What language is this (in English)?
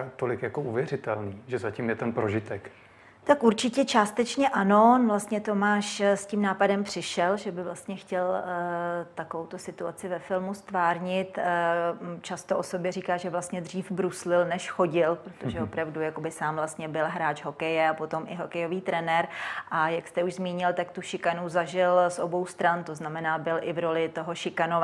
Czech